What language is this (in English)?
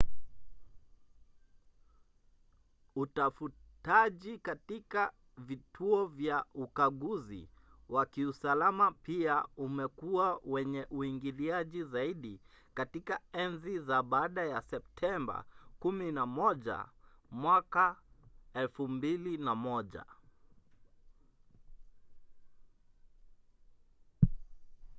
Swahili